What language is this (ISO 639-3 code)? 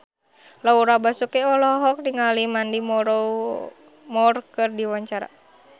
sun